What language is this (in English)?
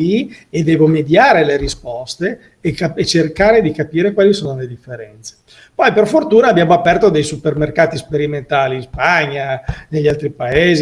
Italian